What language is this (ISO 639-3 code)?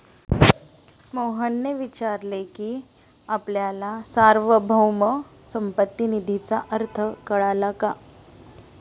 mar